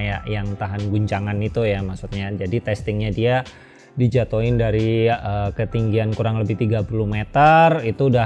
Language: Indonesian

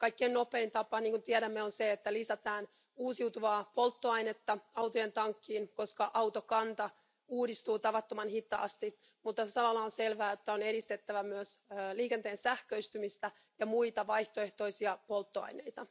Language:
Finnish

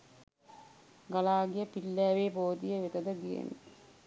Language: Sinhala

